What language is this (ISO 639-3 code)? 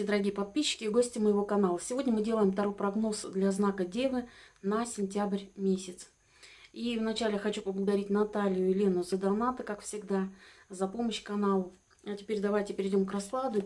rus